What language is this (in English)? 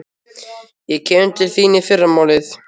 Icelandic